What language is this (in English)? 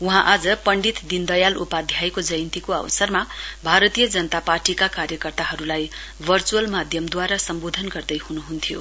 Nepali